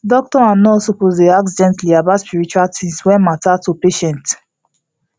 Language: Nigerian Pidgin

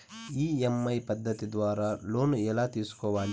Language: Telugu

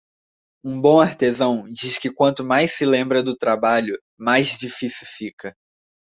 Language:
Portuguese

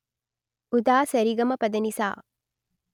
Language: Telugu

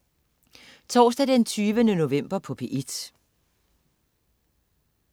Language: Danish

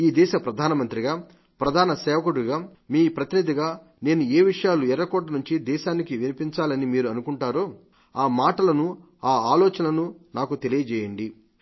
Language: Telugu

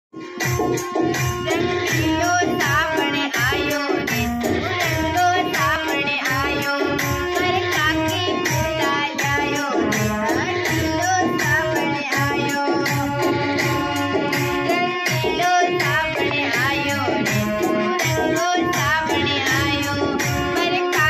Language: Thai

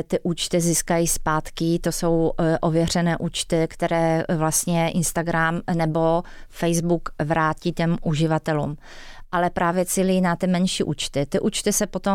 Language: Czech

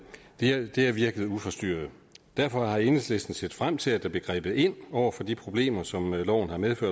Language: Danish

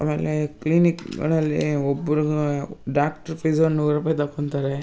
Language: Kannada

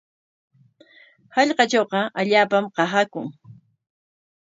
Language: Corongo Ancash Quechua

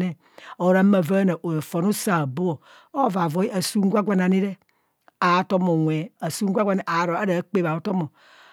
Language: Kohumono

